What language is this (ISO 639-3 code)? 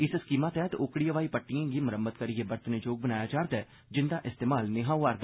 doi